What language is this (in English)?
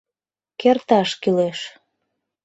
Mari